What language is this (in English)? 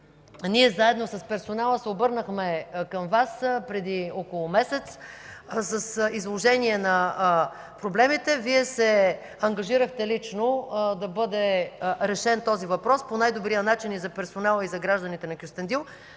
Bulgarian